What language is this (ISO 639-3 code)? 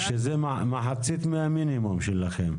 heb